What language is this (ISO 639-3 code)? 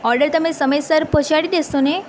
guj